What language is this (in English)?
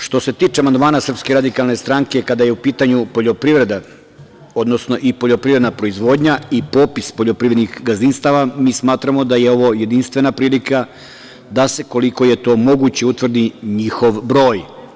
Serbian